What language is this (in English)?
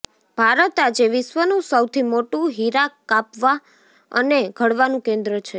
Gujarati